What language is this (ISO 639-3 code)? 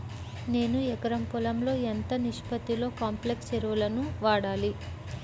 tel